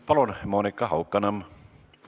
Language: Estonian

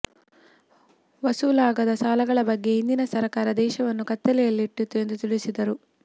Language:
Kannada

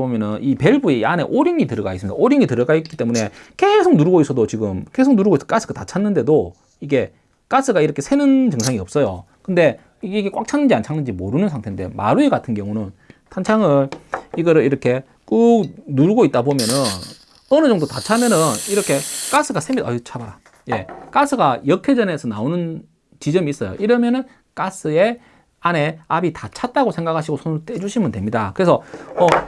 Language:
Korean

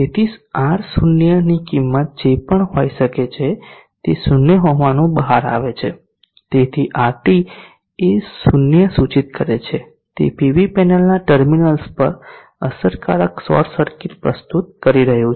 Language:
Gujarati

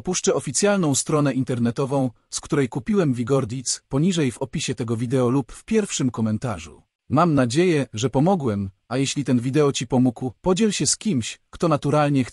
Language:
Polish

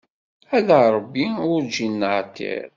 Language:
Kabyle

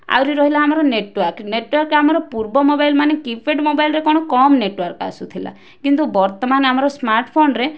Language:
Odia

